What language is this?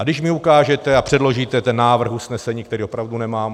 Czech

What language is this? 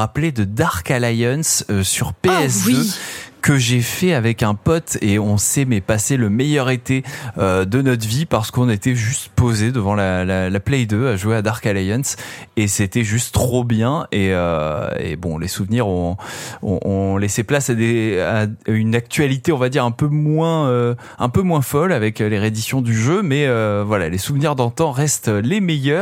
French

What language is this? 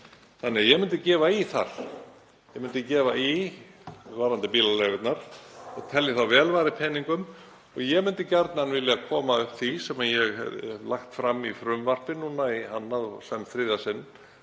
Icelandic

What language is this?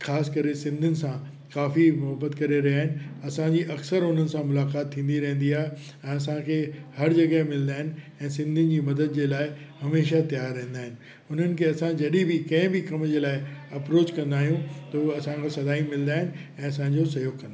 Sindhi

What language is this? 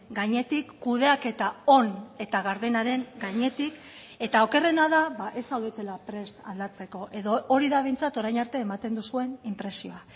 Basque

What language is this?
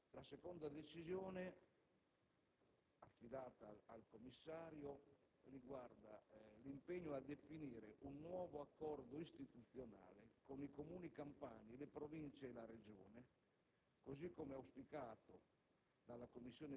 Italian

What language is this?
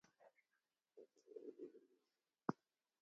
Phalura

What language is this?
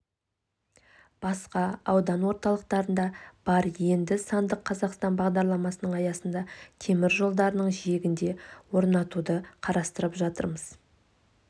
Kazakh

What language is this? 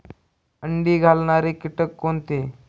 Marathi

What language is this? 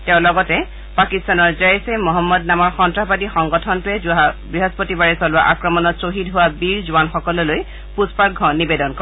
Assamese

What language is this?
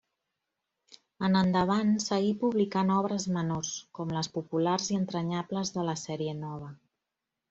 Catalan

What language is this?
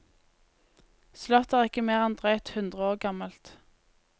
Norwegian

